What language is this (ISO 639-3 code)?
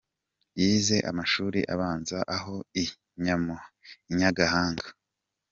kin